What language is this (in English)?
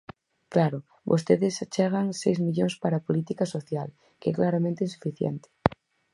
Galician